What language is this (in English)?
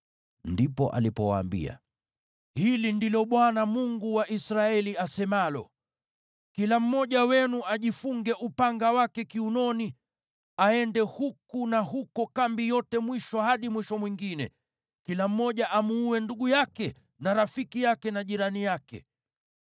Swahili